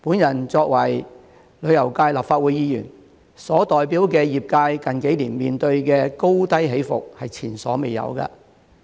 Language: Cantonese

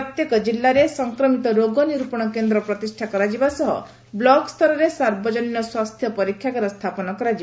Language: Odia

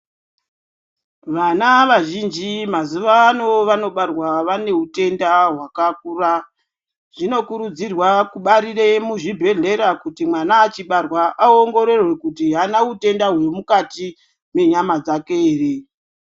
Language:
Ndau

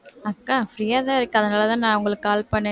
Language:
Tamil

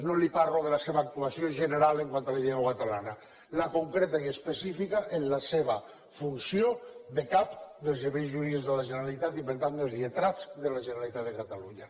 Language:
Catalan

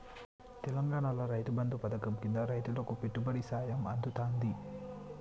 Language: Telugu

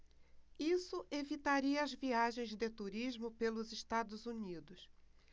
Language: Portuguese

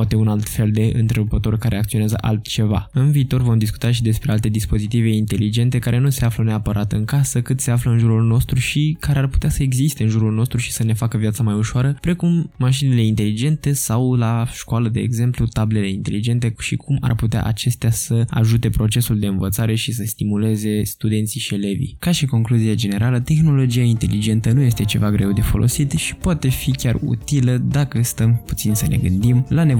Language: Romanian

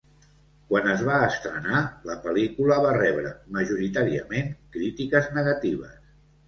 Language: Catalan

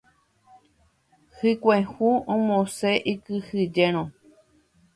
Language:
Guarani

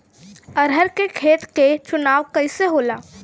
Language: Bhojpuri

